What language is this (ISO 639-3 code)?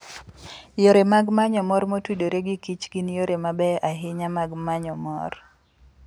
luo